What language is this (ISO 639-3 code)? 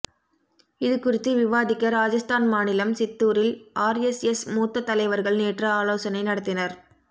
tam